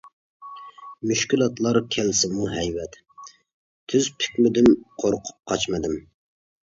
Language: Uyghur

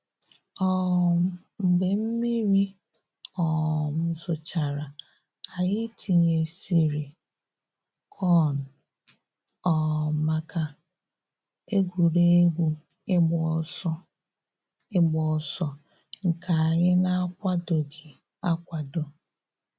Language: Igbo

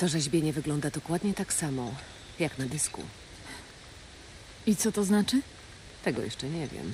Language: Polish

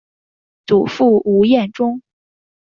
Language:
Chinese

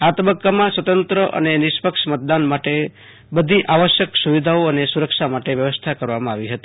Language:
Gujarati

